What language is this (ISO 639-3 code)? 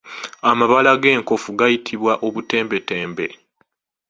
lug